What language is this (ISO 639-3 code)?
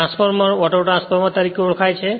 guj